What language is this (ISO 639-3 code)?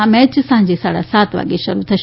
guj